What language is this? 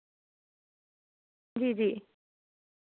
Dogri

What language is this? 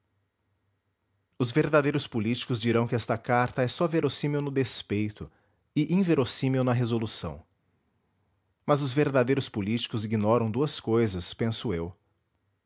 Portuguese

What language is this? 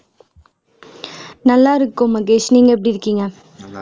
Tamil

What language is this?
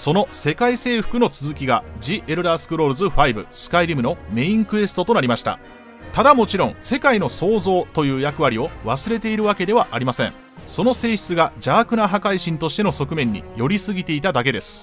Japanese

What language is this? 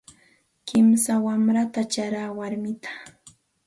Santa Ana de Tusi Pasco Quechua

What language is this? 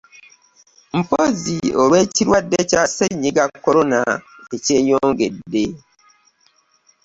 Ganda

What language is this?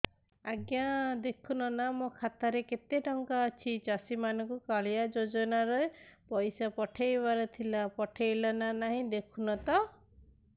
Odia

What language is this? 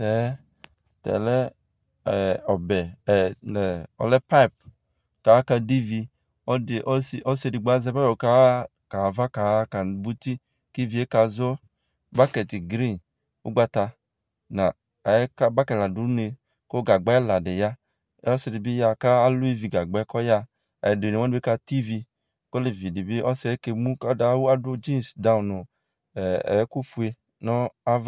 Ikposo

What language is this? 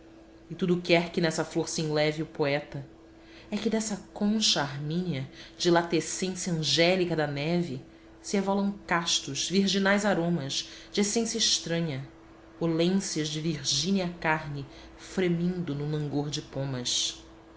Portuguese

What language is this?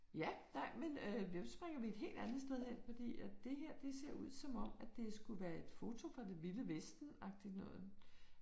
Danish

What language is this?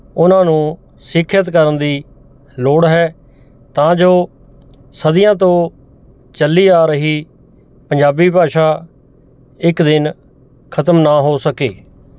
Punjabi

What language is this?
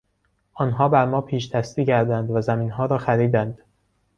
Persian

